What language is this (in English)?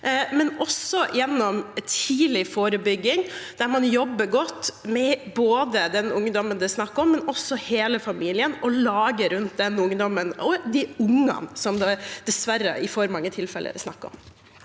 Norwegian